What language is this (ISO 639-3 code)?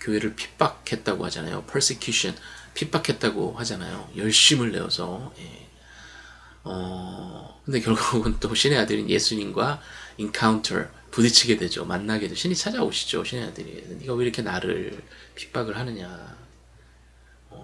kor